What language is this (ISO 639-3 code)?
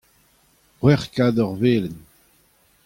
bre